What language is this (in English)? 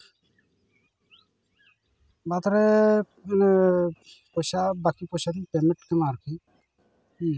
Santali